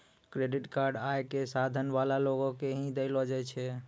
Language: Maithili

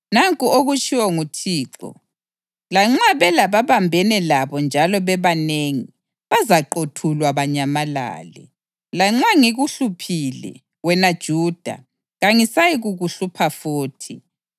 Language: North Ndebele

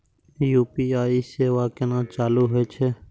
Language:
Maithili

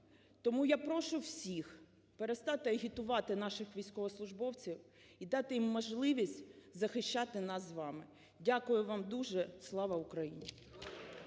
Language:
Ukrainian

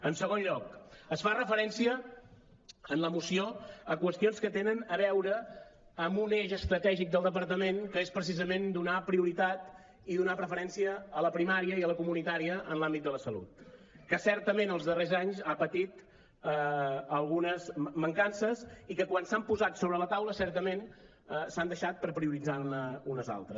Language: Catalan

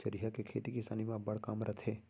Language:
Chhattisgarhi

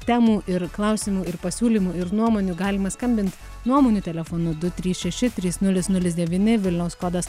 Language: Lithuanian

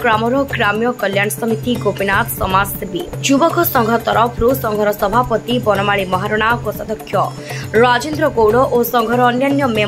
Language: Romanian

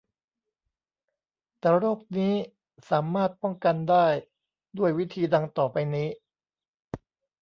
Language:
Thai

